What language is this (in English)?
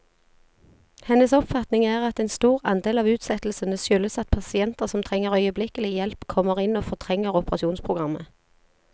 Norwegian